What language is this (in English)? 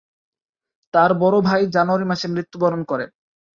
Bangla